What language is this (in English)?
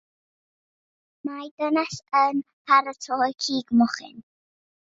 Welsh